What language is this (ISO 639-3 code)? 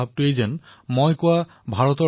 asm